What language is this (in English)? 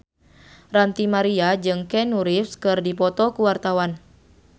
Sundanese